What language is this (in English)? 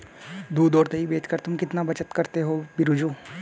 Hindi